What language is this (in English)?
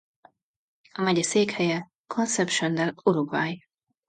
Hungarian